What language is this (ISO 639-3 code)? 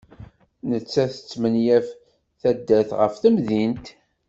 kab